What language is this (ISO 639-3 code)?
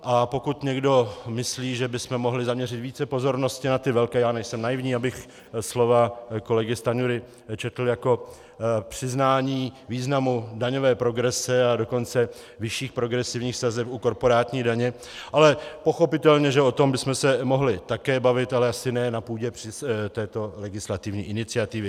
ces